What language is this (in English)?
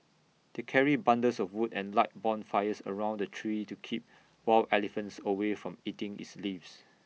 English